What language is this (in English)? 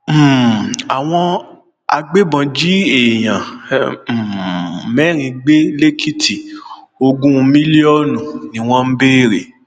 Yoruba